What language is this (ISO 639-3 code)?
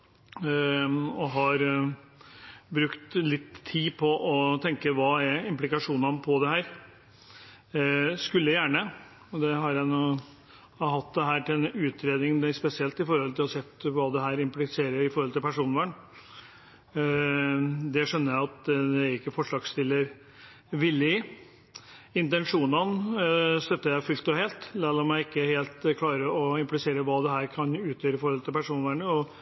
nob